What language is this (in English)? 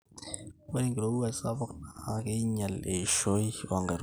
Masai